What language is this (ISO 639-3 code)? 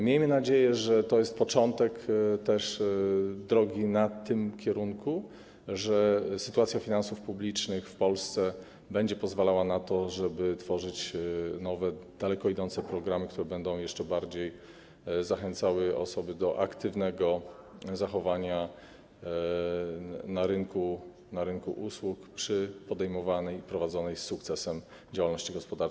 pol